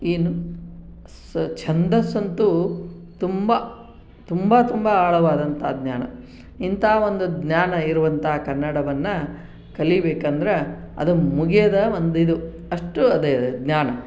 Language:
Kannada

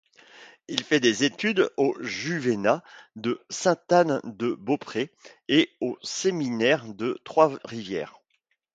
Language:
French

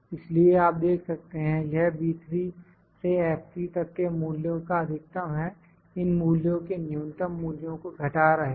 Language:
Hindi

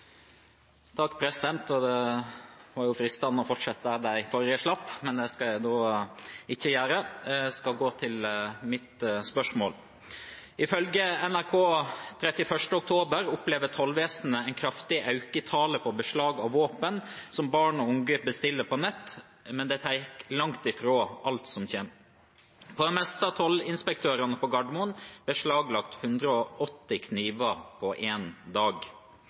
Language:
Norwegian Nynorsk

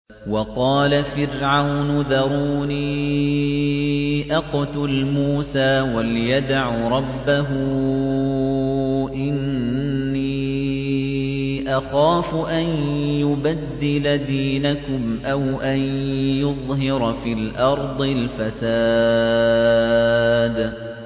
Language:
Arabic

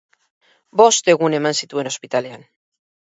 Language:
Basque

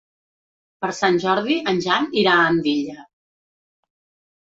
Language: Catalan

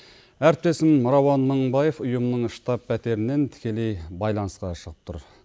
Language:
Kazakh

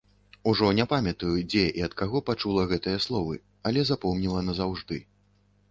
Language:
Belarusian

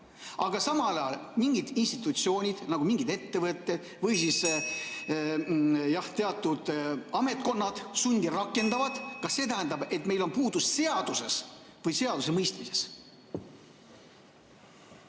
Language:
Estonian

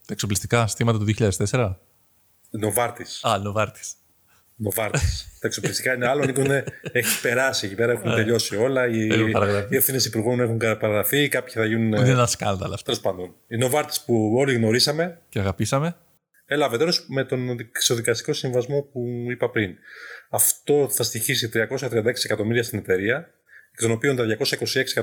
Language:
Greek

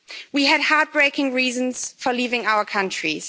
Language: English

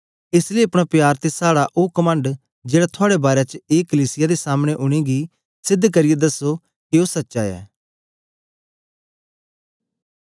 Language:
Dogri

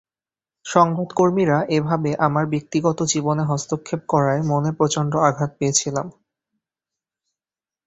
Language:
Bangla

